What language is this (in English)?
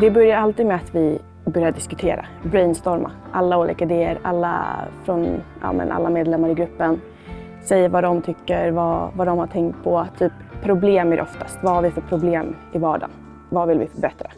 Swedish